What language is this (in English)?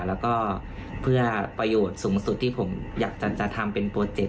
Thai